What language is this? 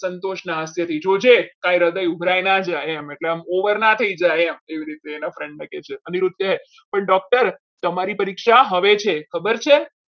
Gujarati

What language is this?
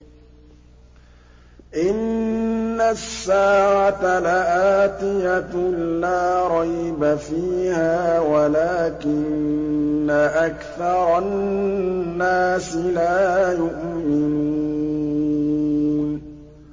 Arabic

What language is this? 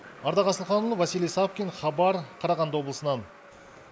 Kazakh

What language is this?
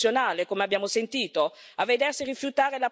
Italian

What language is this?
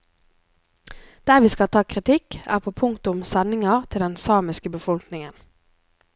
Norwegian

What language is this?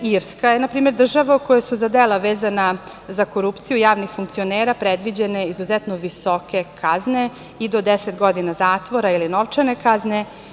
Serbian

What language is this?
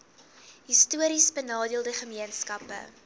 Afrikaans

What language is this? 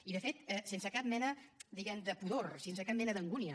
Catalan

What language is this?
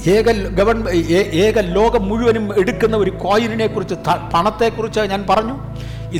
Malayalam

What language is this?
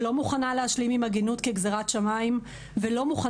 Hebrew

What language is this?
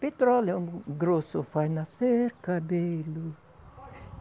Portuguese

